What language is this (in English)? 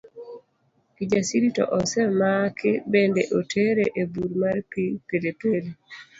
Luo (Kenya and Tanzania)